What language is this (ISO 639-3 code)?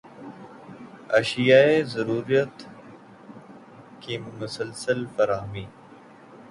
urd